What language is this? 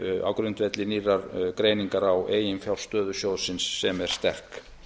Icelandic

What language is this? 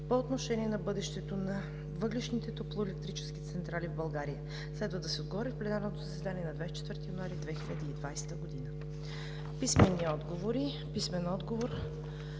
Bulgarian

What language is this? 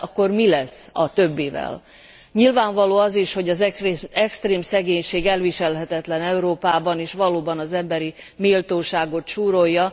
Hungarian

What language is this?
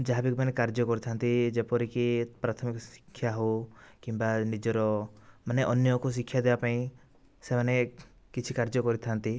Odia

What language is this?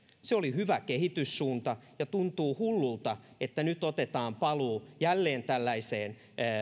Finnish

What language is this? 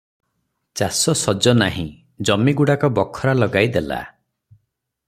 Odia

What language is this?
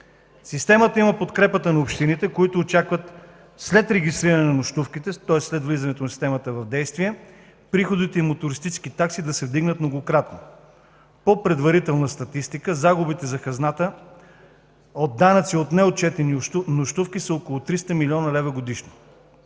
Bulgarian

